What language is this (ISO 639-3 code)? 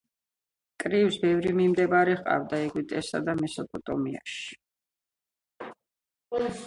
kat